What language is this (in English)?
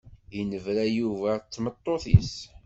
Kabyle